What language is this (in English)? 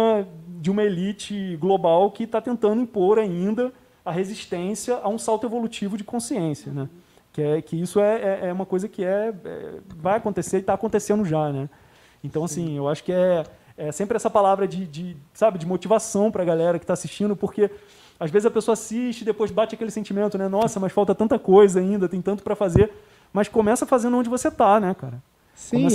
Portuguese